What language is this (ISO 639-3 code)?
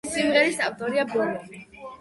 kat